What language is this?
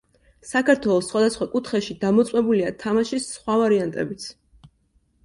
Georgian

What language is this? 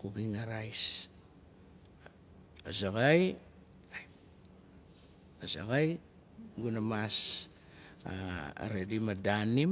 Nalik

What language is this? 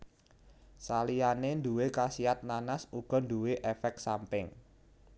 Javanese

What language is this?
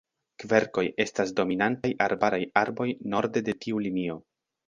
Esperanto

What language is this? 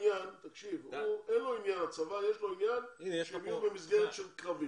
Hebrew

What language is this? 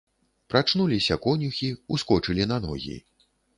Belarusian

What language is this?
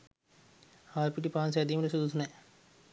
Sinhala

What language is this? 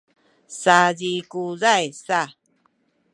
Sakizaya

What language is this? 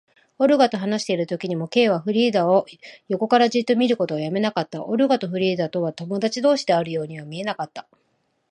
Japanese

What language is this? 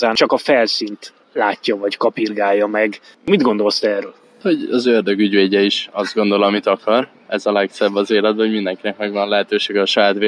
Hungarian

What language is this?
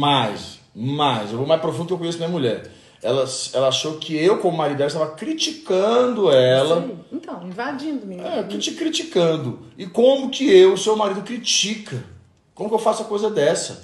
Portuguese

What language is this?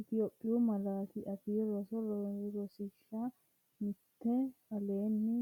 Sidamo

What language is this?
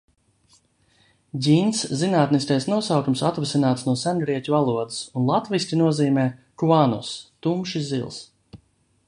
Latvian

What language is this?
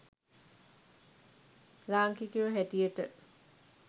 Sinhala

